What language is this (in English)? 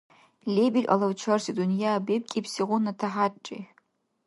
Dargwa